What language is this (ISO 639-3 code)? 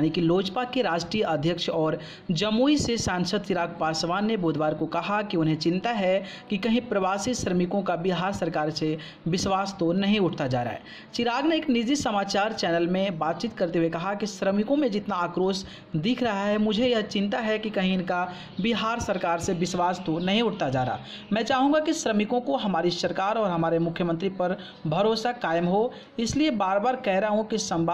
hin